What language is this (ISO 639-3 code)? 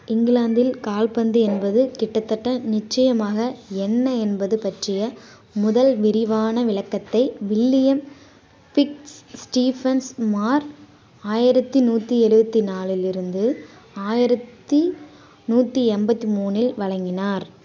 tam